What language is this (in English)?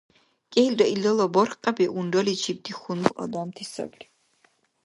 Dargwa